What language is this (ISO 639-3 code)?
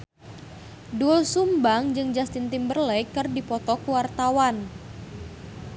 sun